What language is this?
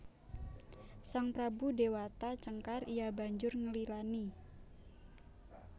Javanese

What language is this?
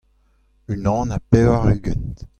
Breton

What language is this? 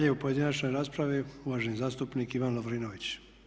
Croatian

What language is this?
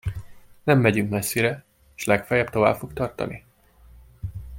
Hungarian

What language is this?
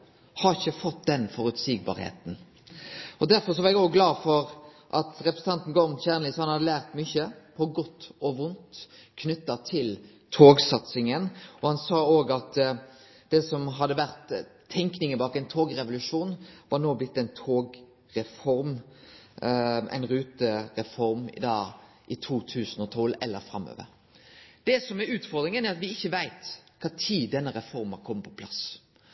Norwegian Nynorsk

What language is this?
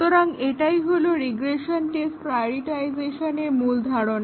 Bangla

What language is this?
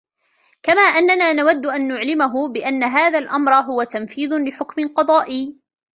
Arabic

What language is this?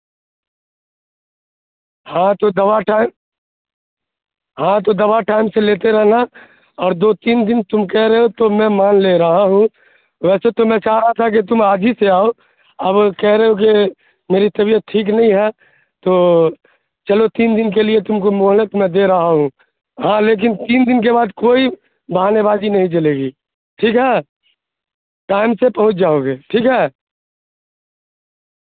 Urdu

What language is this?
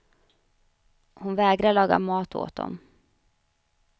Swedish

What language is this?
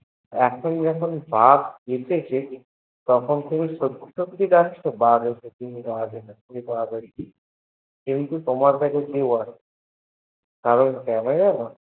Bangla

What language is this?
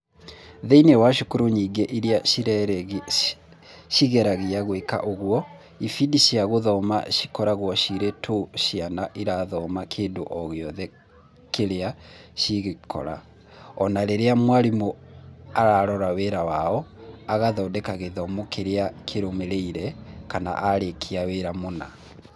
Kikuyu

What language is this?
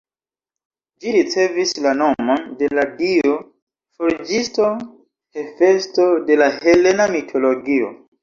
Esperanto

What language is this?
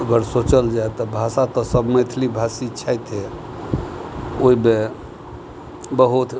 Maithili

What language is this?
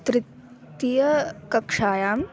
Sanskrit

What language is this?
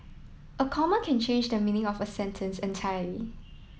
English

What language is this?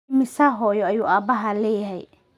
Somali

